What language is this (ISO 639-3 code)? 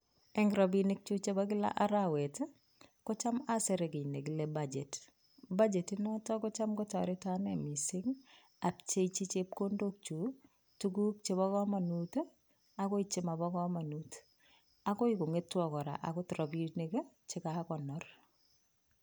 kln